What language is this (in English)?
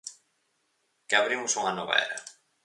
Galician